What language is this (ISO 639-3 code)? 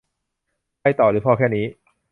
tha